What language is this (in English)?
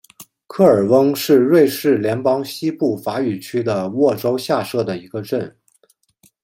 Chinese